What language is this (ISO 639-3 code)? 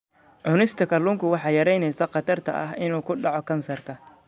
som